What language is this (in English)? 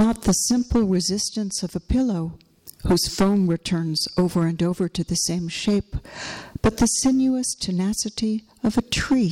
English